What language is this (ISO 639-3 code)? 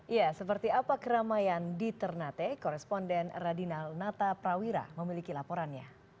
ind